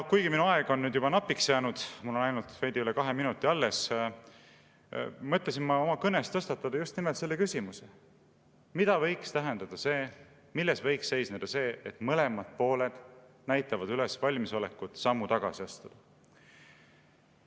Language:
Estonian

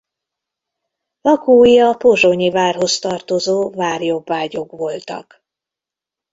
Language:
Hungarian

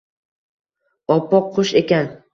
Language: Uzbek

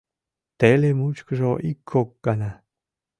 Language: Mari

